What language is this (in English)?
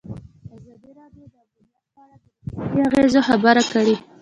Pashto